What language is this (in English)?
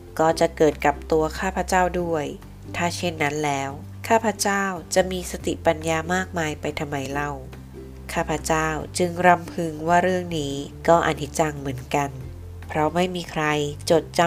Thai